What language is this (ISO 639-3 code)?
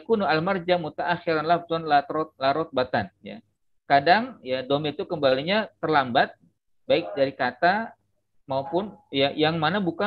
ind